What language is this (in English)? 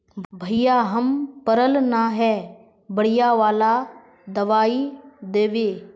Magahi